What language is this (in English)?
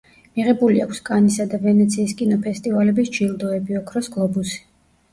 Georgian